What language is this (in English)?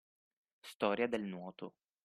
Italian